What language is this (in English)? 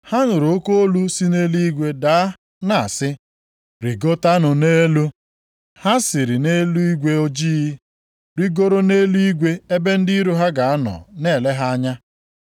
Igbo